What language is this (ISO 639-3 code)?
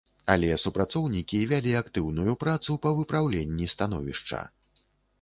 bel